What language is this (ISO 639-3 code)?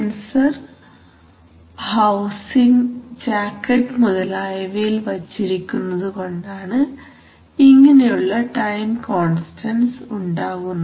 mal